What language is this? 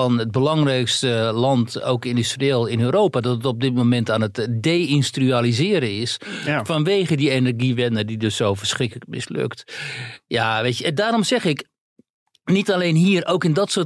Dutch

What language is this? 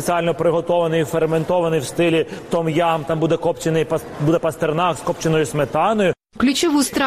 Ukrainian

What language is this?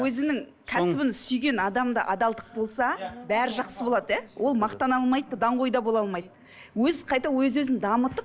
Kazakh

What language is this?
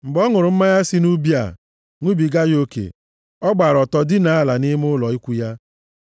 Igbo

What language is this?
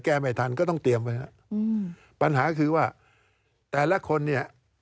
Thai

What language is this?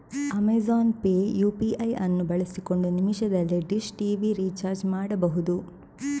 Kannada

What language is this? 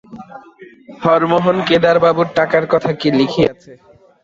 Bangla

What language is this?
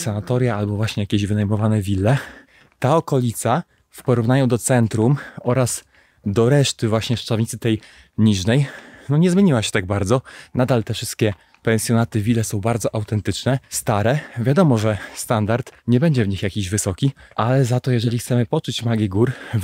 Polish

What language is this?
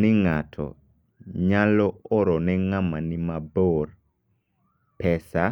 Luo (Kenya and Tanzania)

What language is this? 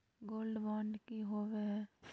Magahi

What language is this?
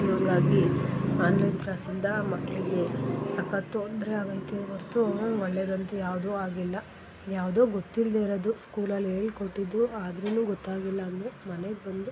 Kannada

